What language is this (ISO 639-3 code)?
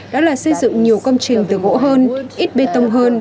vie